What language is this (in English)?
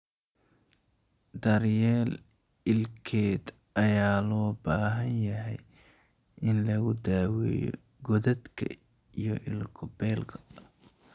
Somali